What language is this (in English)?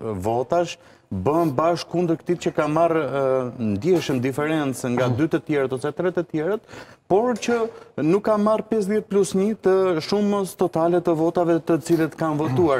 Romanian